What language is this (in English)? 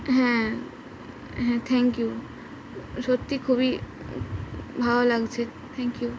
Bangla